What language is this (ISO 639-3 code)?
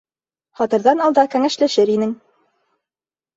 bak